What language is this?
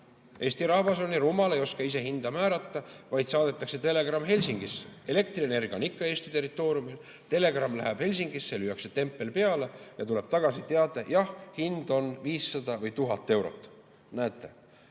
Estonian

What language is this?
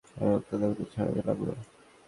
Bangla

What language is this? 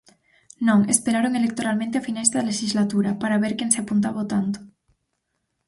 Galician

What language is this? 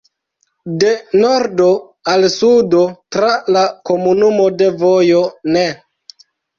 Esperanto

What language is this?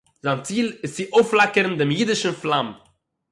Yiddish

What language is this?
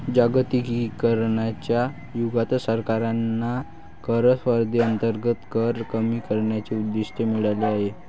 Marathi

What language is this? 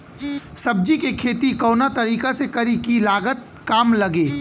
Bhojpuri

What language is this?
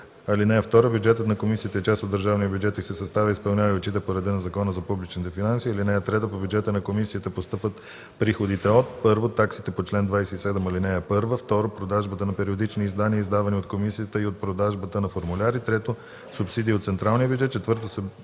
Bulgarian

